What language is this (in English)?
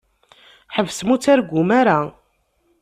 Kabyle